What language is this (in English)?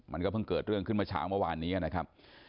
Thai